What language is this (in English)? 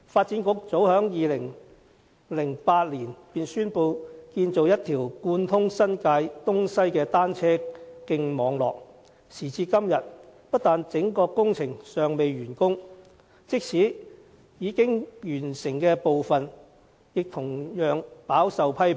Cantonese